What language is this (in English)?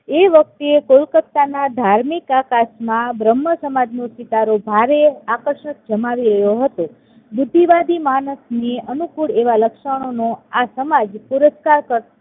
Gujarati